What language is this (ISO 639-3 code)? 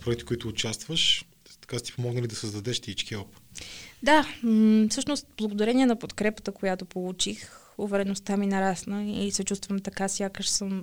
bul